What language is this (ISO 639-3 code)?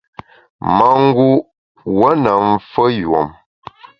bax